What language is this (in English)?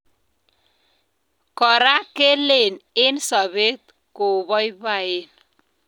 Kalenjin